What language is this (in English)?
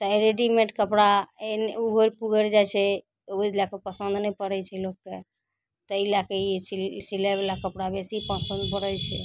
Maithili